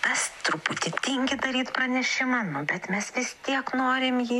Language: Lithuanian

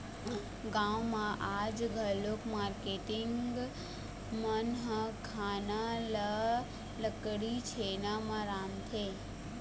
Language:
Chhattisgarhi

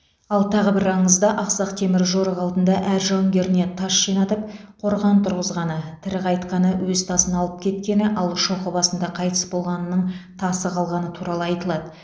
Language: Kazakh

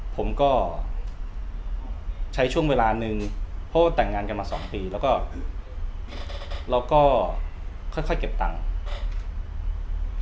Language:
Thai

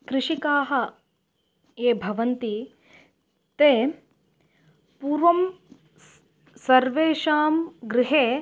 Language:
Sanskrit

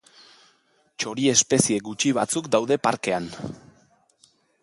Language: Basque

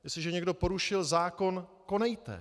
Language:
Czech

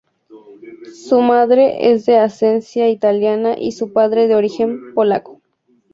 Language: Spanish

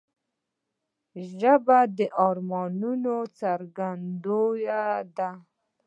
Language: Pashto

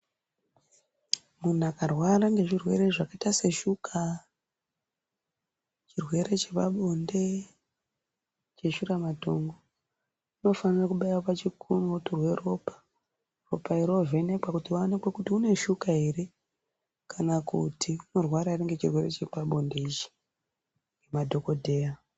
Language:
Ndau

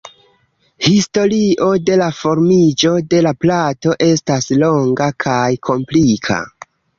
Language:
Esperanto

